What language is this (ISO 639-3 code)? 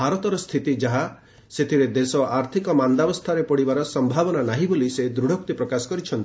ori